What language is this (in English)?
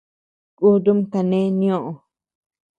Tepeuxila Cuicatec